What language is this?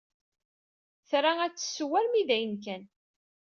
Kabyle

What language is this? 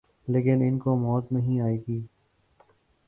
Urdu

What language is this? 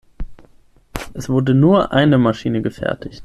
German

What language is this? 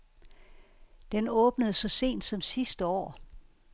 Danish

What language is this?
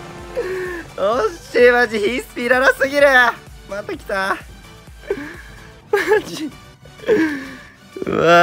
Japanese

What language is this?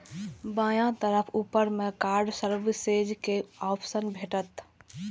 Maithili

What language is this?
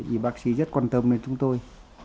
Vietnamese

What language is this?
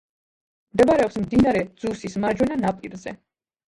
Georgian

